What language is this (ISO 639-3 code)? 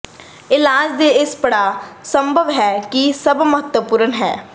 pan